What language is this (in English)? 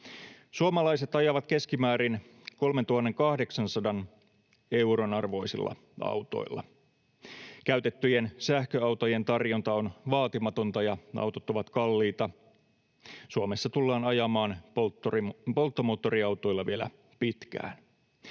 Finnish